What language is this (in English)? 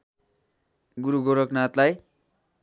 Nepali